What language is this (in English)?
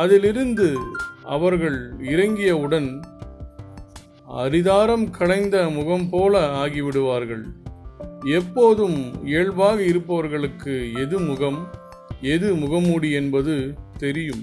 Tamil